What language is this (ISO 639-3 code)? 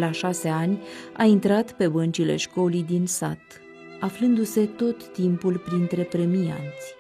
ron